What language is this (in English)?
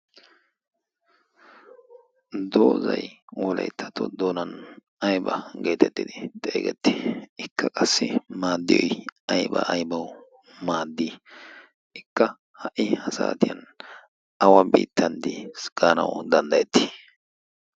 Wolaytta